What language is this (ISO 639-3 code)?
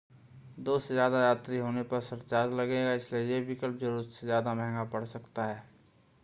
hin